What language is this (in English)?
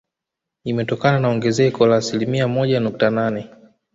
Swahili